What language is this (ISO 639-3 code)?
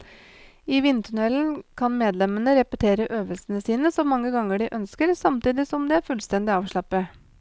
nor